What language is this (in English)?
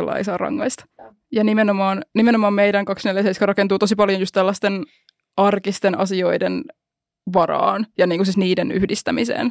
Finnish